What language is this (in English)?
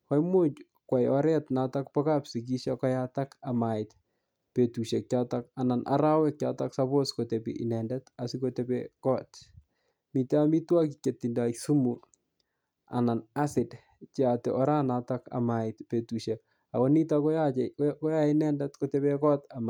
Kalenjin